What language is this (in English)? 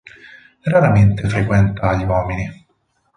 Italian